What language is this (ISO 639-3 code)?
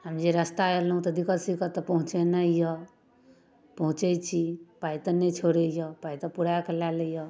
mai